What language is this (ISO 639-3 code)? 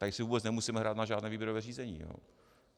ces